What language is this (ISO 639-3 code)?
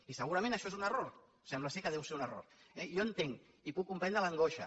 cat